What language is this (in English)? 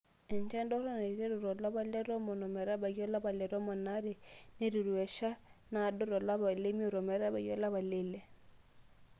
Masai